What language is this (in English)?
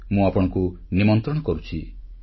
Odia